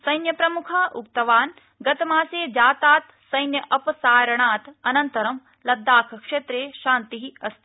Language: Sanskrit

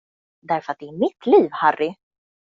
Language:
Swedish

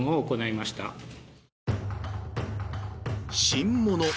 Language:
Japanese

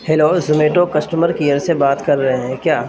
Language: Urdu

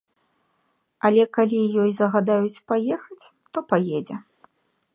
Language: Belarusian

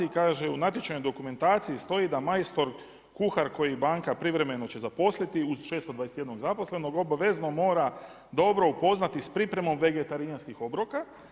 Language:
Croatian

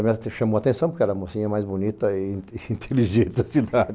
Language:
Portuguese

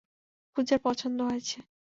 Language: Bangla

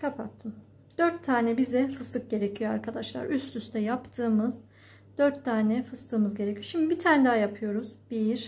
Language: Turkish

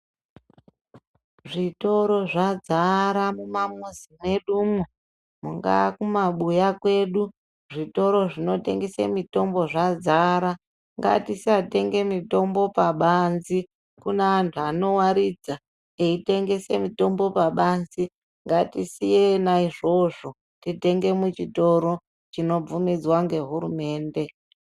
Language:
Ndau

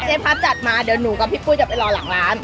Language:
Thai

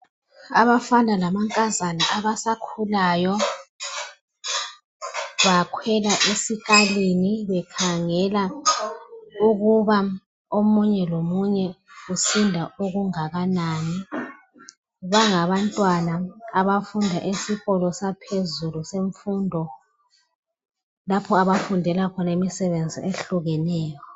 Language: North Ndebele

